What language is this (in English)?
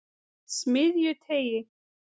Icelandic